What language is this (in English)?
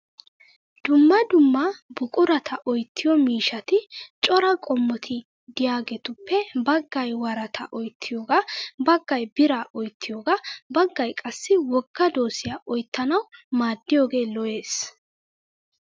Wolaytta